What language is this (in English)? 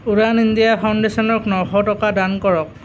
Assamese